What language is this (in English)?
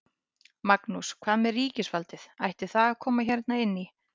Icelandic